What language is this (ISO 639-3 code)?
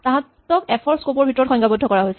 asm